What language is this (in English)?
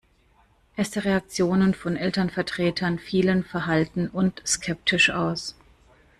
German